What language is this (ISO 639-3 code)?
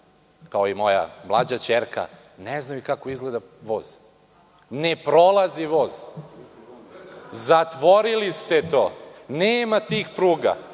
srp